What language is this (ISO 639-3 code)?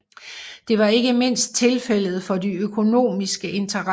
dan